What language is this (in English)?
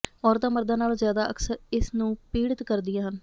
Punjabi